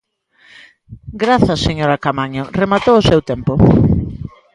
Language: Galician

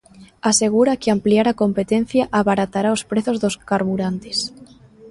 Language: Galician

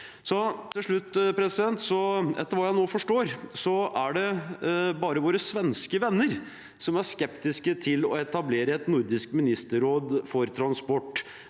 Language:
Norwegian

